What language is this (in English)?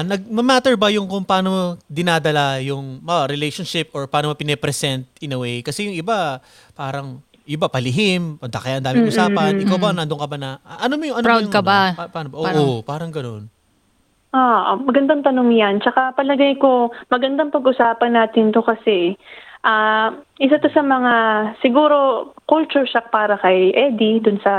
Filipino